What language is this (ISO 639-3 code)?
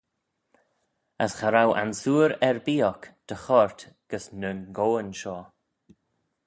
glv